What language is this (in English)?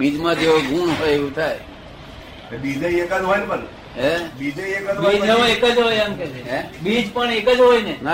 Gujarati